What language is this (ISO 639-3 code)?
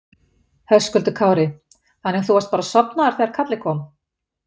isl